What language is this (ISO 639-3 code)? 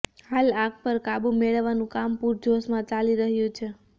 guj